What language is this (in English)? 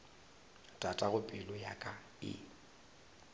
Northern Sotho